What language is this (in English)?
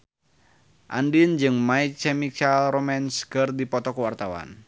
Sundanese